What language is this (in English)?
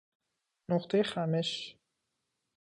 Persian